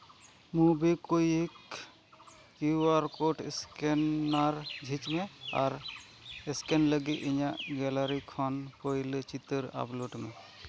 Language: Santali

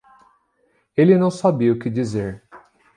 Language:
Portuguese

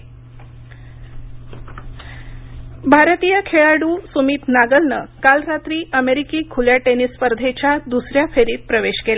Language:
Marathi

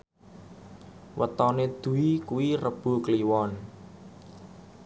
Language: Javanese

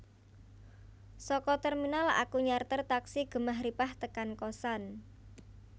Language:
Javanese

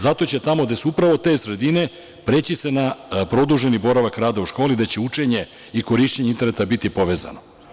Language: Serbian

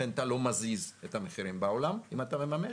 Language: Hebrew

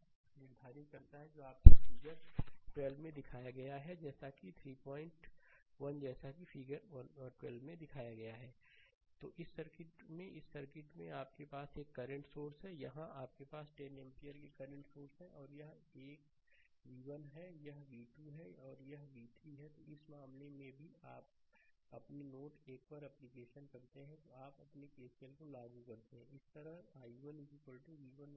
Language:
Hindi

